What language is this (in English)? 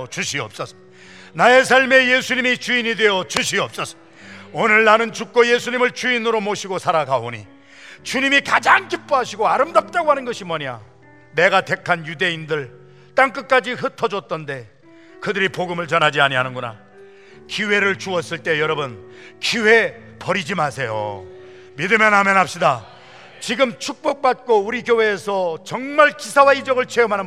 Korean